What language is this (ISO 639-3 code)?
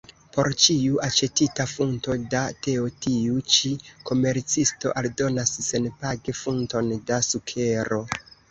epo